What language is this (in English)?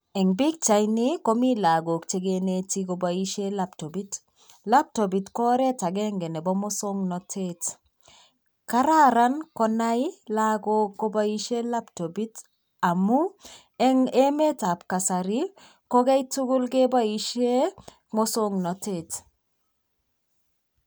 Kalenjin